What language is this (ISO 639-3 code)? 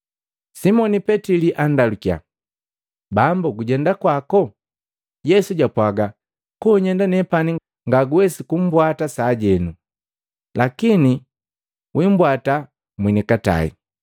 mgv